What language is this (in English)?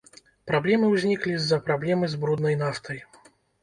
Belarusian